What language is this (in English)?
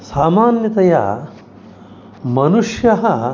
Sanskrit